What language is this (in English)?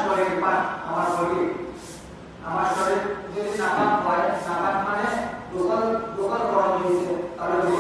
Bangla